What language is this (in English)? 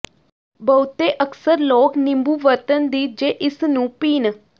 Punjabi